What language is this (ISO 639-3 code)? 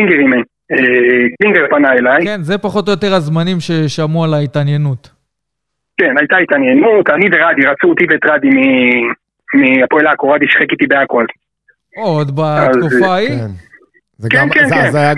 heb